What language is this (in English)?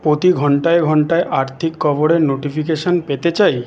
Bangla